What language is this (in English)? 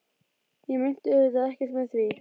Icelandic